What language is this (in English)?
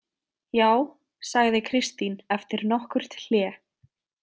Icelandic